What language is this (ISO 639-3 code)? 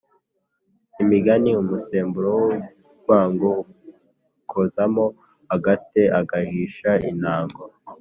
kin